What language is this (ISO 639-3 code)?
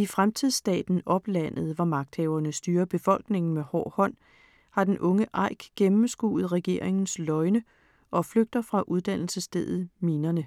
dan